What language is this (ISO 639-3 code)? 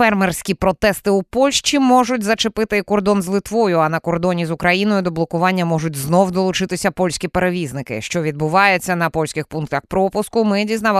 ukr